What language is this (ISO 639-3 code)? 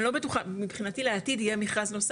heb